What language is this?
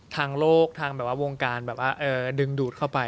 Thai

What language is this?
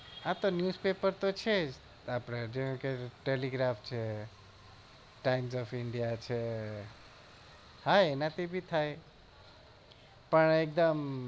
Gujarati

